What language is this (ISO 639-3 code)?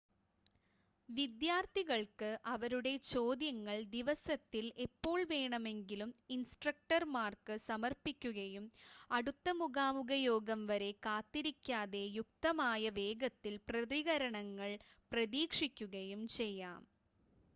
mal